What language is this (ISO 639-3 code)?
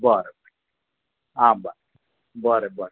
kok